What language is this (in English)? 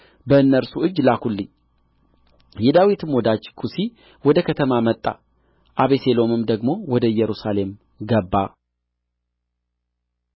Amharic